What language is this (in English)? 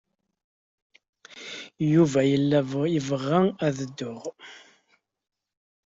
Kabyle